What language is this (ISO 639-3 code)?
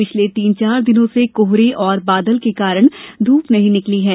hin